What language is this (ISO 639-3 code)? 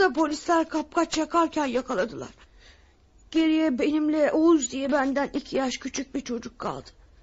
tur